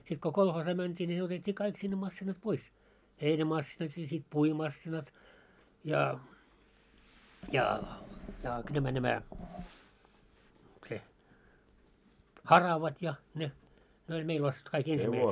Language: Finnish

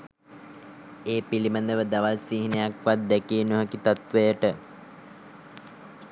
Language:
Sinhala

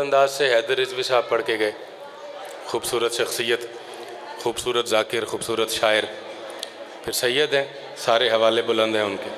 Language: Hindi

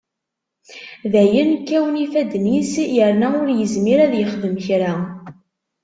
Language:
Kabyle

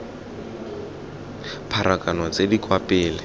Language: Tswana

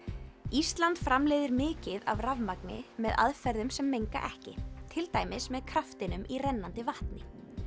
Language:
Icelandic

